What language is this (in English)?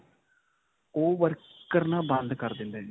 Punjabi